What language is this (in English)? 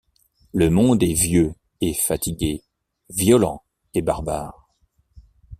French